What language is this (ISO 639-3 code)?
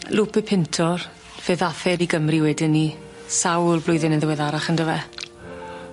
cym